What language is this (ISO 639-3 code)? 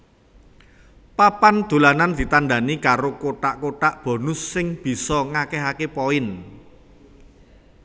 jav